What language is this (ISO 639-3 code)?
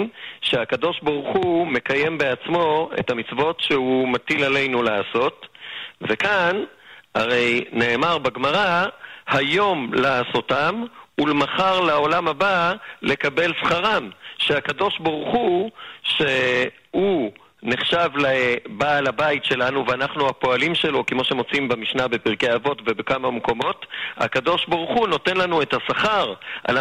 heb